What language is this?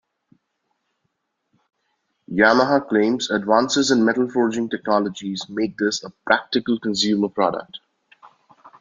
English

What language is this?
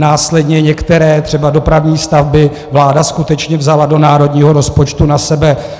Czech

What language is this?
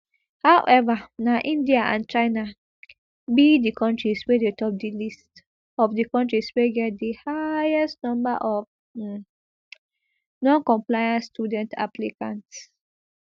Nigerian Pidgin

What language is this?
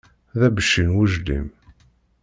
Kabyle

